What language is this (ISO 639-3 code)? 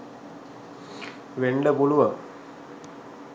sin